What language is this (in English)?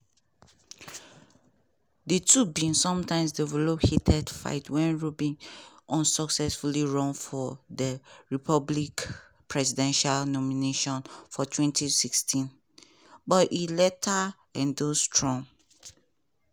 Nigerian Pidgin